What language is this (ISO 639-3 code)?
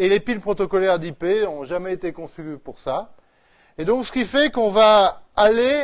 fra